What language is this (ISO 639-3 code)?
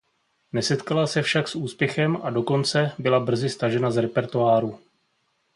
ces